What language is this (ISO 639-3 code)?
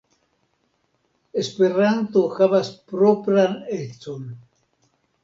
epo